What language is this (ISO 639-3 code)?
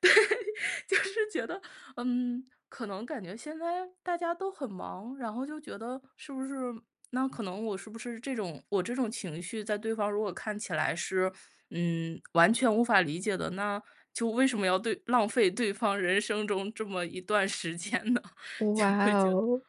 zho